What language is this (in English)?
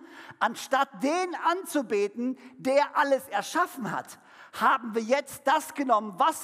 German